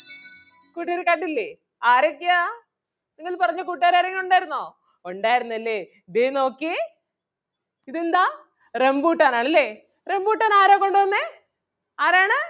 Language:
Malayalam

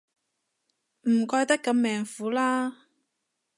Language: Cantonese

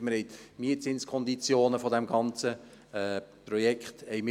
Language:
Swiss German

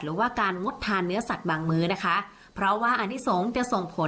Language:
Thai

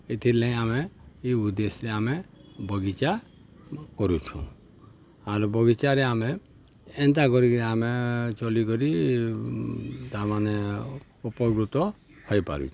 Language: Odia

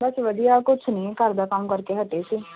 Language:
Punjabi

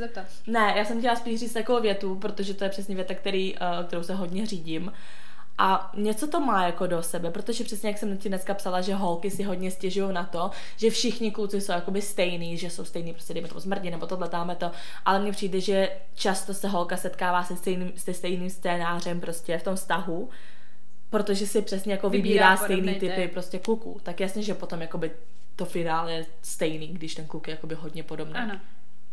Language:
Czech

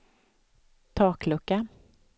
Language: Swedish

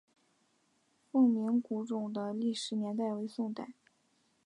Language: Chinese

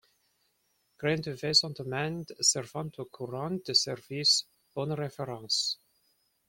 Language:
French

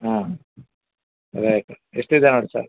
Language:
Kannada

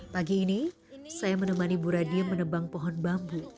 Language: Indonesian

